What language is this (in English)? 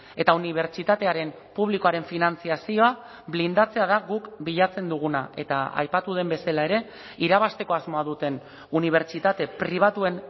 Basque